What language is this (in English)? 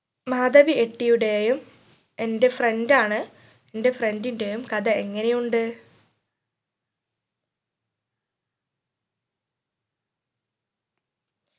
Malayalam